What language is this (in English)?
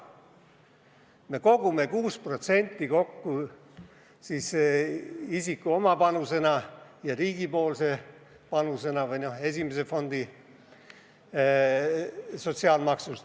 Estonian